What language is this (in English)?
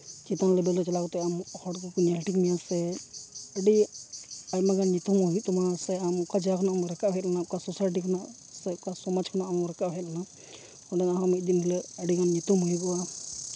Santali